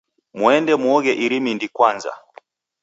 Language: Taita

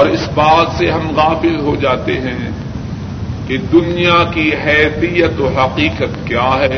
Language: Urdu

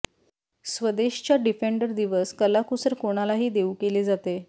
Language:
Marathi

